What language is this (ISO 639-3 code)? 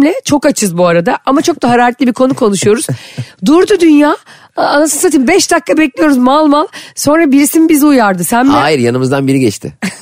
tur